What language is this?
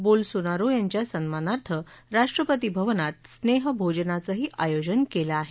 Marathi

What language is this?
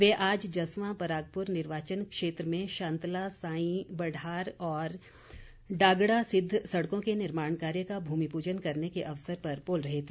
Hindi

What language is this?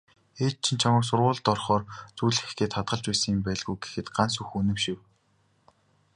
Mongolian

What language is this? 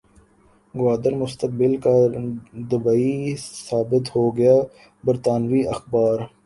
Urdu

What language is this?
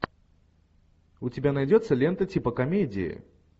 Russian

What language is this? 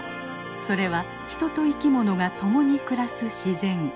Japanese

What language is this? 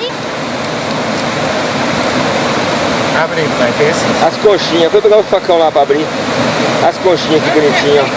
Portuguese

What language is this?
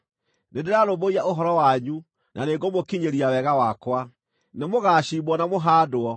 Kikuyu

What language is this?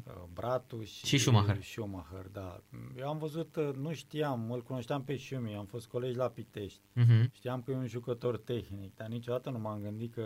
Romanian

